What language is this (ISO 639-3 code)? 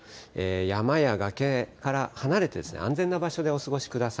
jpn